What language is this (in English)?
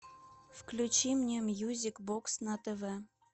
Russian